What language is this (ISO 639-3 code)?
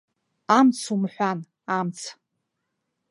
abk